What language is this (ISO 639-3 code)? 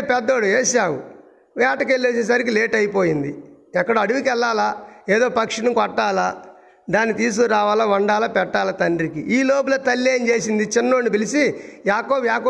tel